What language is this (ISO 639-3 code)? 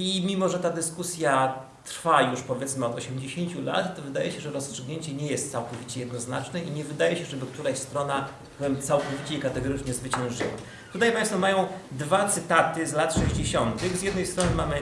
pol